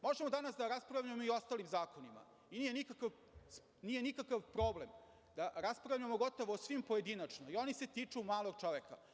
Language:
Serbian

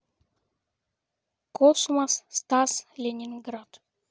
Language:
Russian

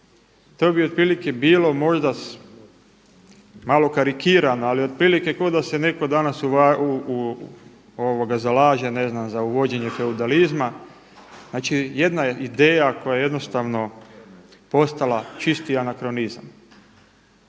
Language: Croatian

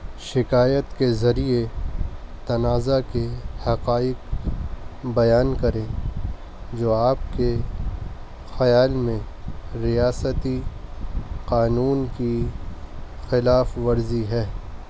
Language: Urdu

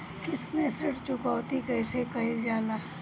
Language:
Bhojpuri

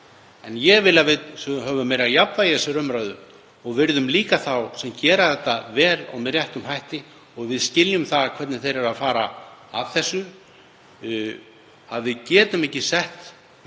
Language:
Icelandic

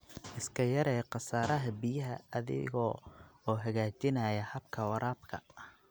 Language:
Somali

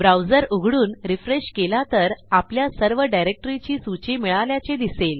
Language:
Marathi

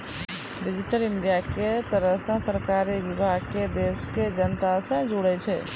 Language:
Maithili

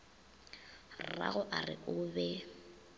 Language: Northern Sotho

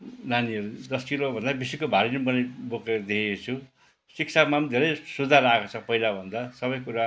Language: Nepali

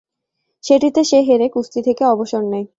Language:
Bangla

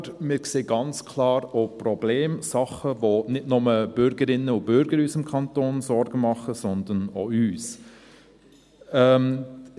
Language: Swiss German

